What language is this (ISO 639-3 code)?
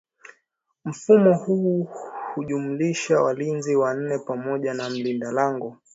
swa